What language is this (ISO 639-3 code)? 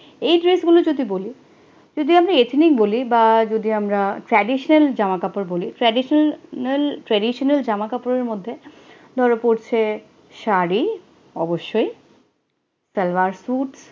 ben